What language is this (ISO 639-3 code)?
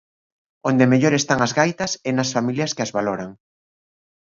glg